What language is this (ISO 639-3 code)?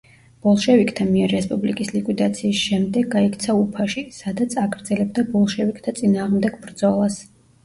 kat